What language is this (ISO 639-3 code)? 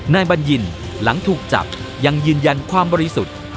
tha